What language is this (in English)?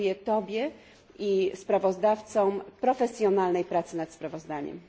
Polish